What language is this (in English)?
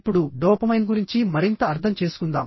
Telugu